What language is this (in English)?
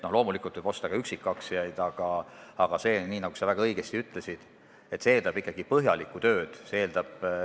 Estonian